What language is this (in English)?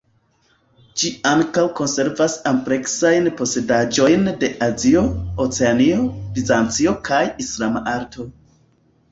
Esperanto